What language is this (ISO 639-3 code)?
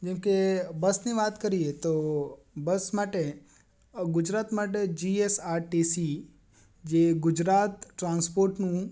guj